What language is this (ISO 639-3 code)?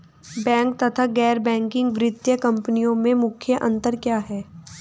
hin